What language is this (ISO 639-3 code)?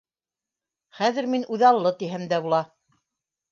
bak